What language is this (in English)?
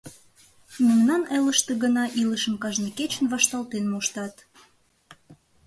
Mari